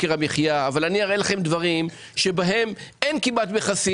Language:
Hebrew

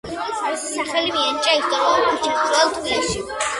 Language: Georgian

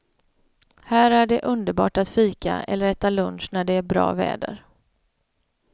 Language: Swedish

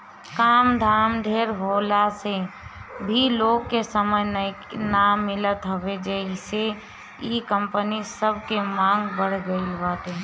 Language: Bhojpuri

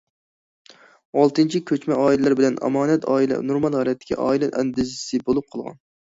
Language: Uyghur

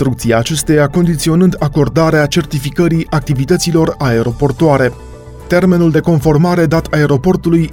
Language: Romanian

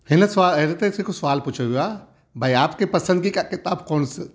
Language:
Sindhi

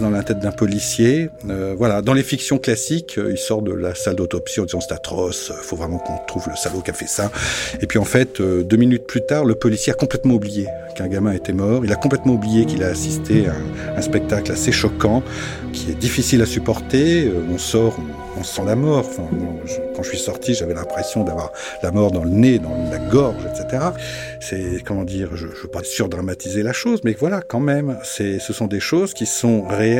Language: French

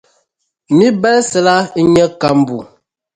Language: Dagbani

